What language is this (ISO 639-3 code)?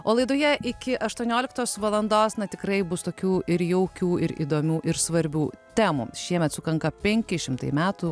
lit